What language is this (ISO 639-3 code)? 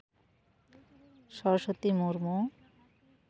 sat